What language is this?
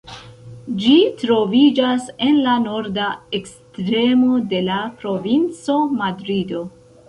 Esperanto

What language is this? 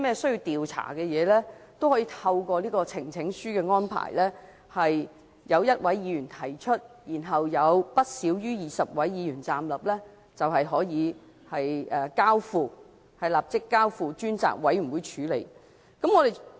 Cantonese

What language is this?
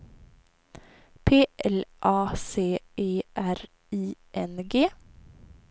Swedish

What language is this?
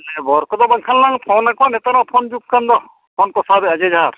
Santali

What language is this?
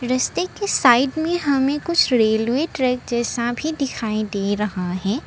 Hindi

